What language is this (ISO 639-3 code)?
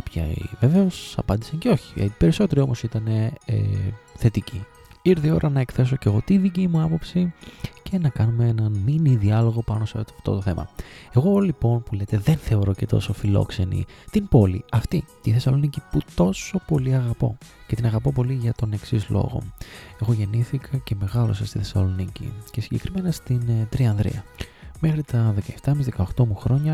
ell